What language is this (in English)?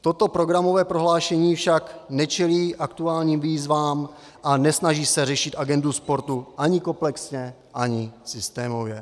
Czech